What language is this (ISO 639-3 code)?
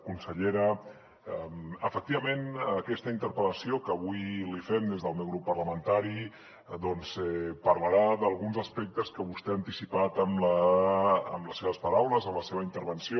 cat